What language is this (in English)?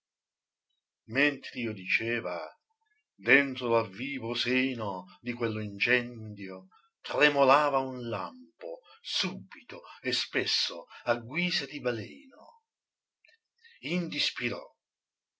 Italian